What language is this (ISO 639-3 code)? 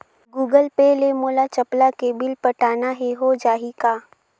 hne